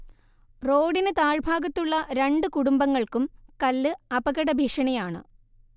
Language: Malayalam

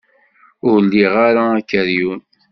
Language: Kabyle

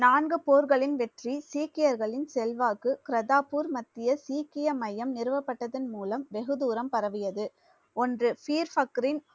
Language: Tamil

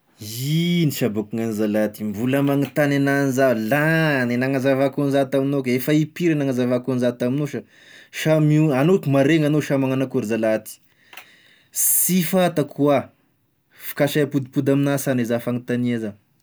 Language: Tesaka Malagasy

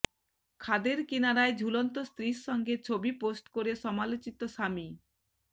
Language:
Bangla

